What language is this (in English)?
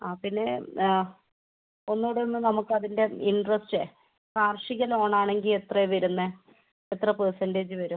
Malayalam